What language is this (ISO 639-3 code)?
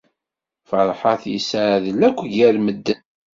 kab